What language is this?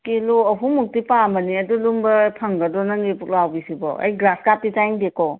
Manipuri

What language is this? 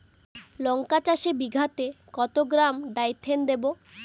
Bangla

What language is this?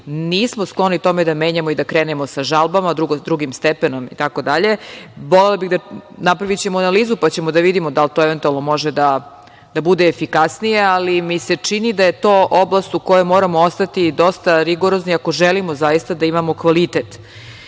Serbian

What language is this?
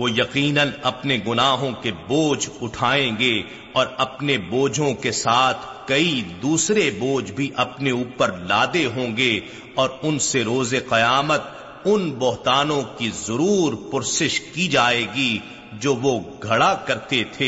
Urdu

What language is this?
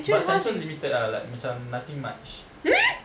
English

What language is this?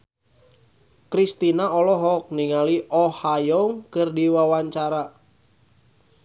Sundanese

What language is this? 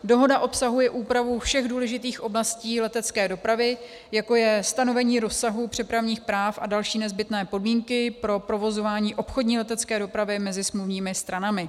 Czech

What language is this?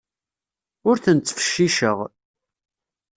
Kabyle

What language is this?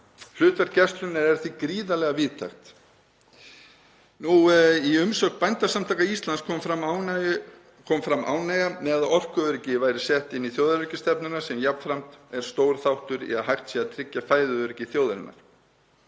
Icelandic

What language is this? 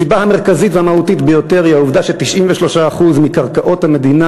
Hebrew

